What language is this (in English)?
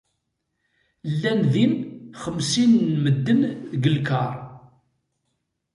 Kabyle